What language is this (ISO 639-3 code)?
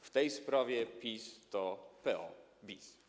pol